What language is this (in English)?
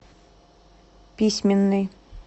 Russian